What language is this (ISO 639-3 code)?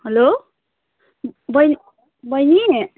nep